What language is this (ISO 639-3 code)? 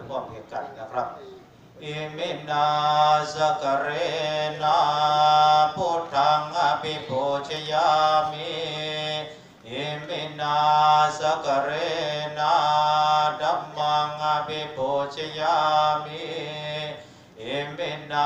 tha